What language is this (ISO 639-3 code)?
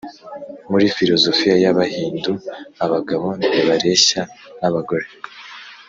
kin